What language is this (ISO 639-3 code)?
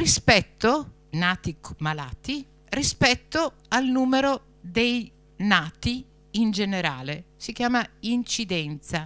ita